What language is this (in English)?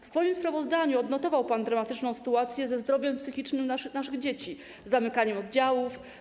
Polish